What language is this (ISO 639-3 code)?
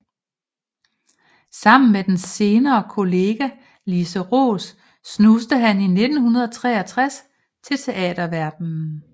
dan